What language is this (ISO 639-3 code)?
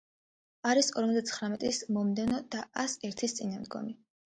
kat